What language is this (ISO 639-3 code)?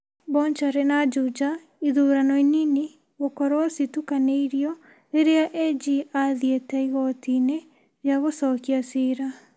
kik